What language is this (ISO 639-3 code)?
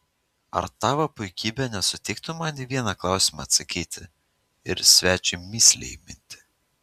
lit